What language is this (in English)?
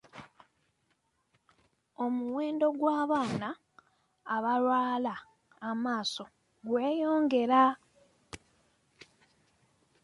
Ganda